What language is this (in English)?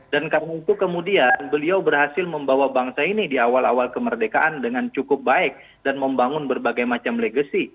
Indonesian